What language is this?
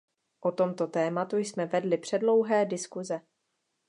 Czech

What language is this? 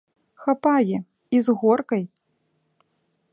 Belarusian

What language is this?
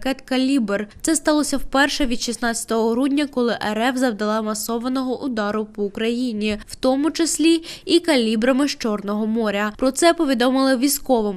Ukrainian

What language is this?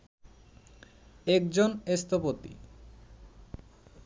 Bangla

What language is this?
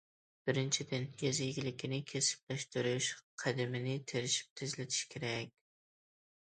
Uyghur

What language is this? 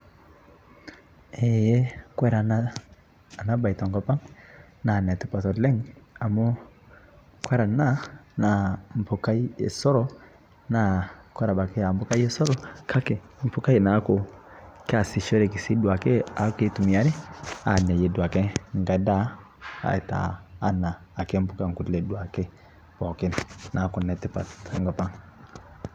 Masai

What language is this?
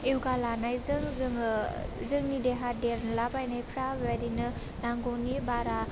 Bodo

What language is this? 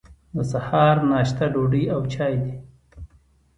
Pashto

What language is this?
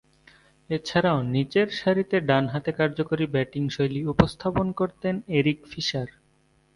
Bangla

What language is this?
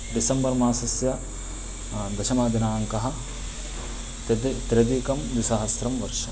Sanskrit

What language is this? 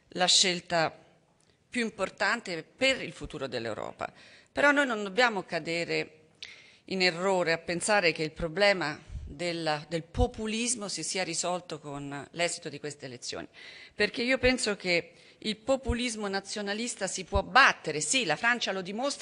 Italian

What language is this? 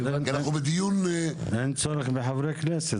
Hebrew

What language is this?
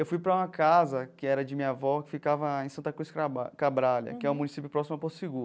Portuguese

